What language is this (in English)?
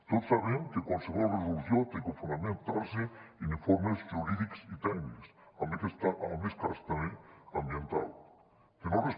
Catalan